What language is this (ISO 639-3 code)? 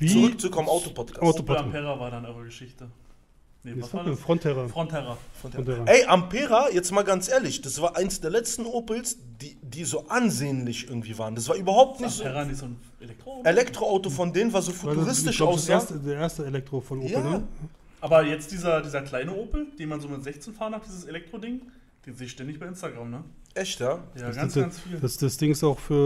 deu